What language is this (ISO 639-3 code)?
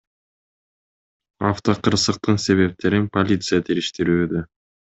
kir